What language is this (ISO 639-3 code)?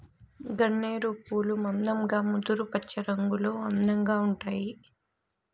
tel